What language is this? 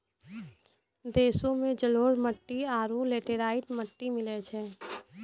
Maithili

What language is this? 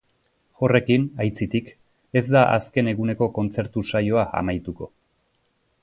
Basque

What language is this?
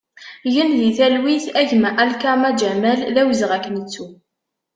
Kabyle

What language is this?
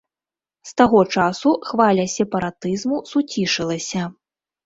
Belarusian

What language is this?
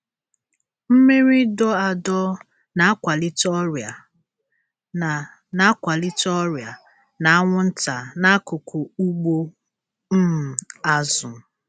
Igbo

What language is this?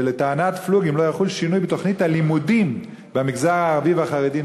Hebrew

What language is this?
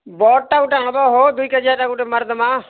Odia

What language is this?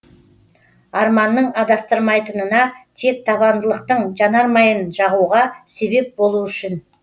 Kazakh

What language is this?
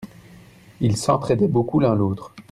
French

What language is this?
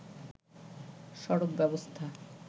Bangla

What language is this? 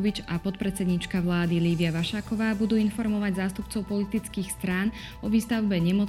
Slovak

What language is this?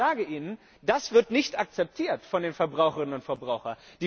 German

